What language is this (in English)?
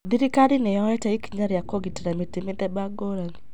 Kikuyu